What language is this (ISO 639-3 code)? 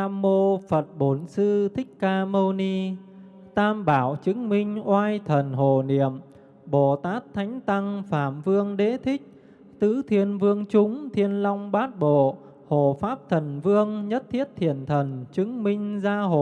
vie